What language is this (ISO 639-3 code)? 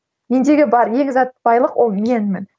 kaz